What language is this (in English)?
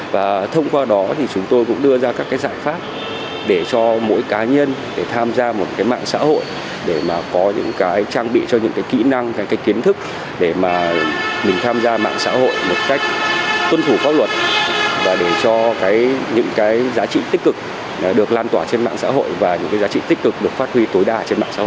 Vietnamese